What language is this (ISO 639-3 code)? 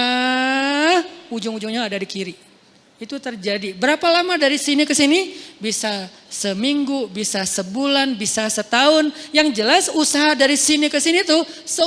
ind